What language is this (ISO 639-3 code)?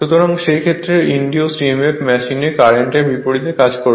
ben